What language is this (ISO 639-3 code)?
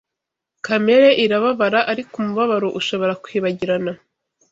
kin